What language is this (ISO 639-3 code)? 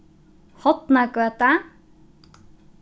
fao